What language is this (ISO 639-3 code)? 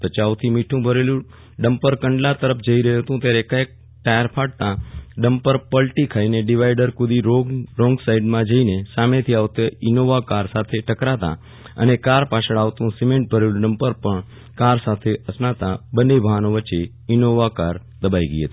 guj